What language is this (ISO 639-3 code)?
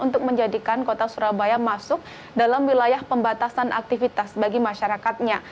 ind